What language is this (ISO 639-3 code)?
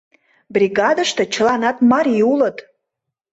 chm